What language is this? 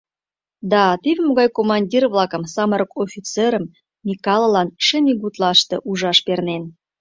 Mari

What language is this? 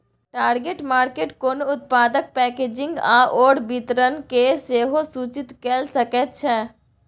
Maithili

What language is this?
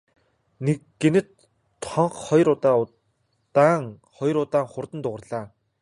Mongolian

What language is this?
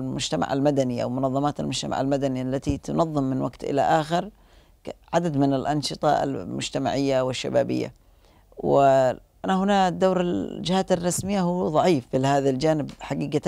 Arabic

